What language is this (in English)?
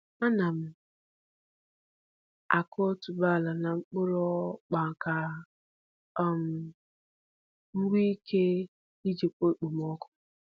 Igbo